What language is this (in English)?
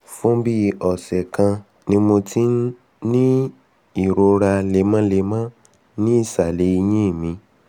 Yoruba